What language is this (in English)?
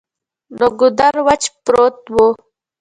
Pashto